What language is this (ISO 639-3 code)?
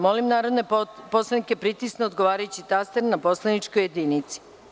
srp